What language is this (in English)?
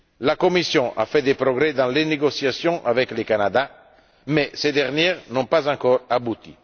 French